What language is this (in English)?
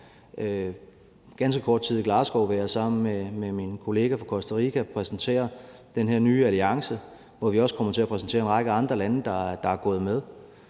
Danish